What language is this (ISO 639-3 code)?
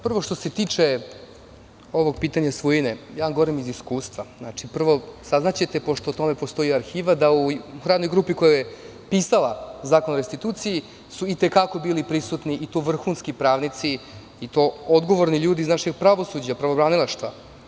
srp